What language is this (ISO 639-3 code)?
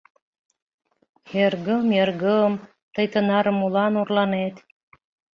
chm